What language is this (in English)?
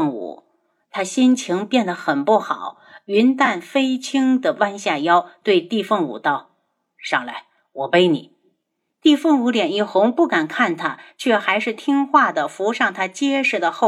Chinese